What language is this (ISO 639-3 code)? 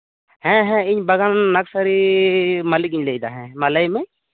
sat